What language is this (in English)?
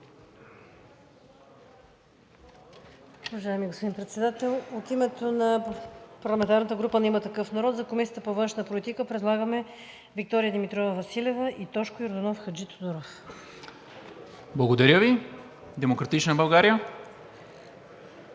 Bulgarian